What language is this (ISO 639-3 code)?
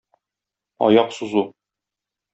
tat